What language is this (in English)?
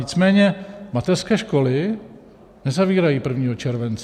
Czech